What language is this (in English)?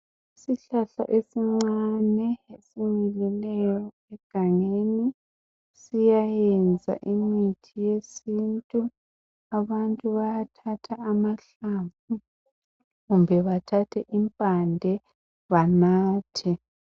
North Ndebele